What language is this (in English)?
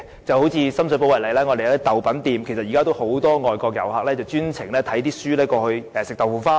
Cantonese